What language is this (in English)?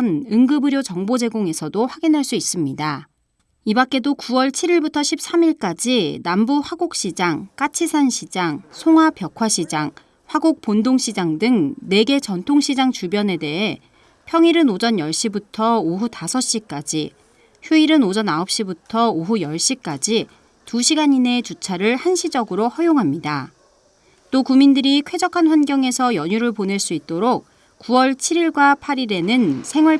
Korean